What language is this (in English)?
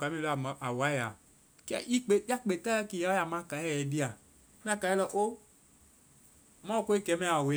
Vai